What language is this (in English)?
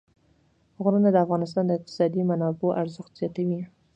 Pashto